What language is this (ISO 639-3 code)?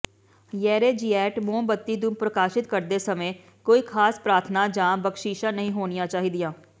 pan